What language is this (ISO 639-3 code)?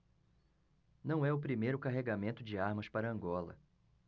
por